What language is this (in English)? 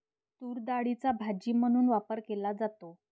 Marathi